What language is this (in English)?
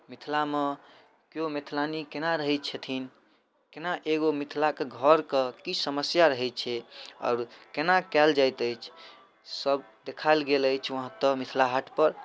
Maithili